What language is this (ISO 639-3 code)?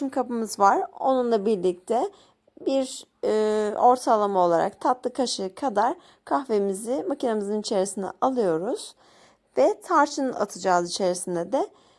tur